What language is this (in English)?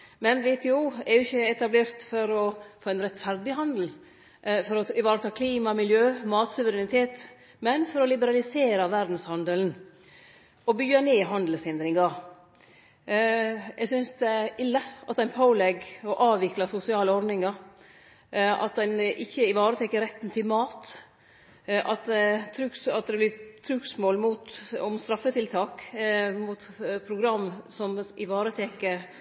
Norwegian Nynorsk